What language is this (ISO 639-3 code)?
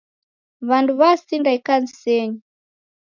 dav